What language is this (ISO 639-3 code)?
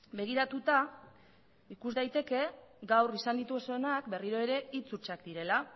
eus